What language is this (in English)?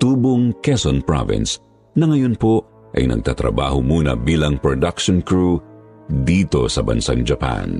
Filipino